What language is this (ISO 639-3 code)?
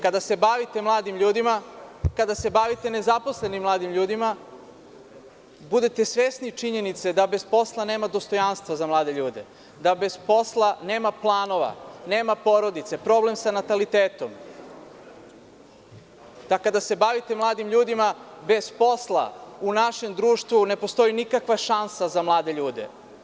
srp